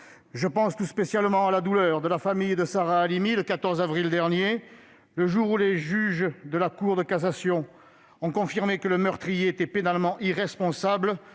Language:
French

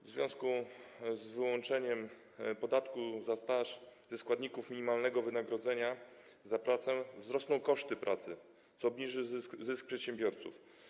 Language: Polish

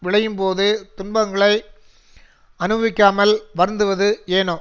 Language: Tamil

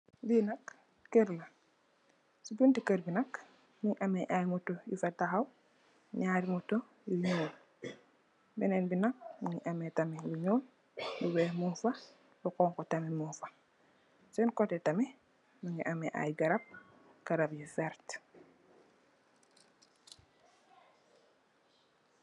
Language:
Wolof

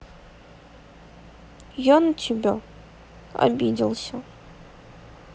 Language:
Russian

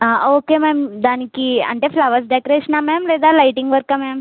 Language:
Telugu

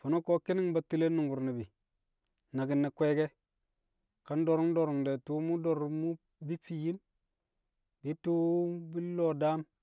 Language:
Kamo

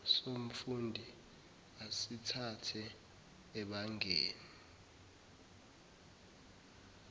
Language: Zulu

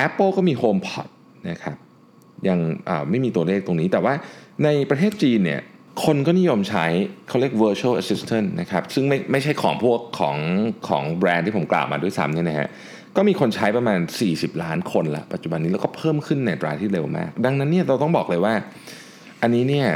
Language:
Thai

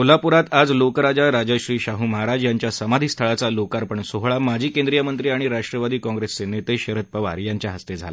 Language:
Marathi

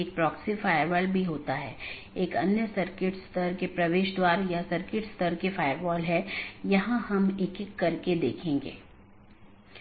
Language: Hindi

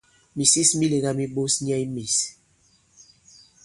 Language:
Bankon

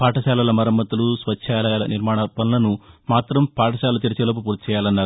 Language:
Telugu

